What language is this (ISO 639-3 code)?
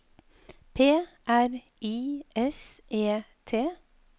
nor